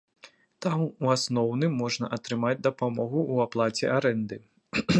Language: Belarusian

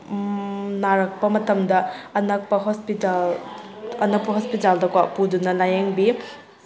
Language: Manipuri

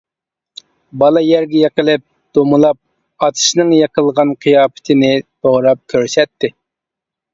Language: Uyghur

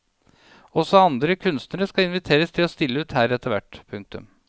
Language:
Norwegian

